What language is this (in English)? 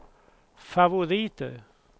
Swedish